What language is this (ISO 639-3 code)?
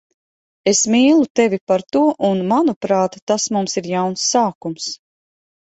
lav